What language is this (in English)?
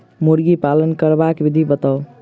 Maithili